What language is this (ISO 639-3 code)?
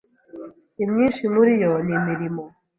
kin